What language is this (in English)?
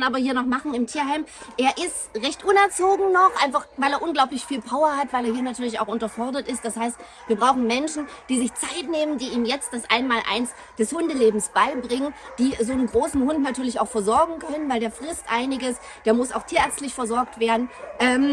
German